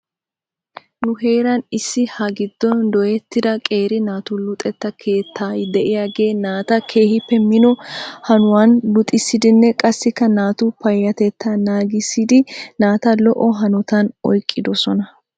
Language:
Wolaytta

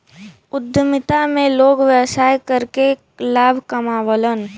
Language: Bhojpuri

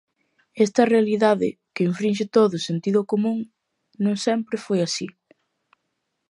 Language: Galician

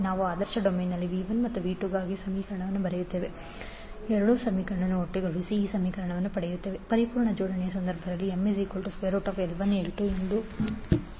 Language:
Kannada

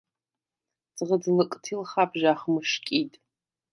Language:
Svan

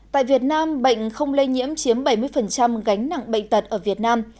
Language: Vietnamese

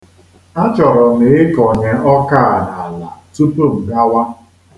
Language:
Igbo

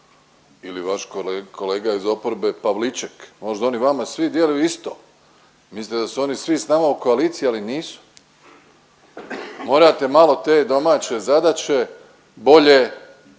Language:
Croatian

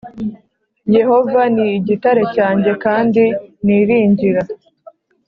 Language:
Kinyarwanda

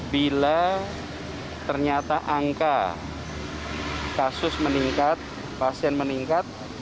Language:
Indonesian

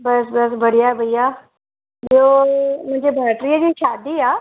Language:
Sindhi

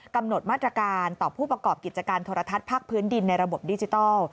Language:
Thai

